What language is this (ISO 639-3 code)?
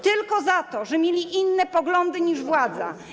pol